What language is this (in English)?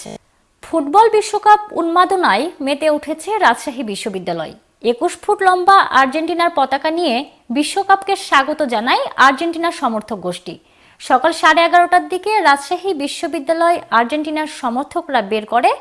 Turkish